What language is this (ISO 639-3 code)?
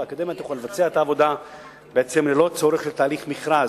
heb